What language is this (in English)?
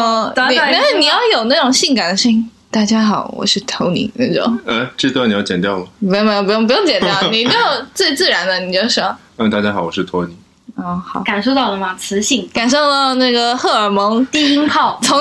Chinese